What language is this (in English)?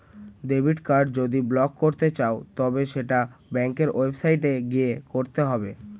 Bangla